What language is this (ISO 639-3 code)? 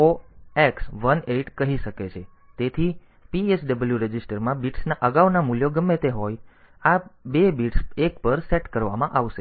guj